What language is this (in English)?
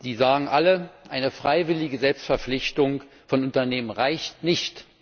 German